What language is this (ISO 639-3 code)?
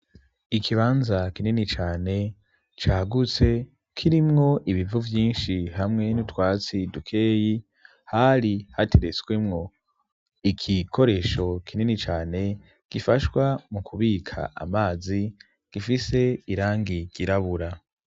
run